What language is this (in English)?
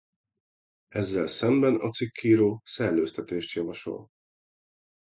Hungarian